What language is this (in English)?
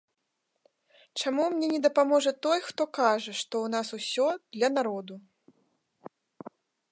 Belarusian